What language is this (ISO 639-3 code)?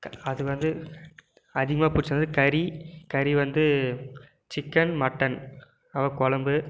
tam